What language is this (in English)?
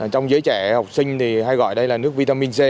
Vietnamese